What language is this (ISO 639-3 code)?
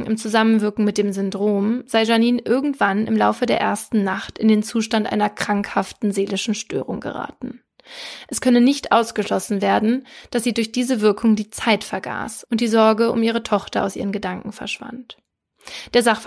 deu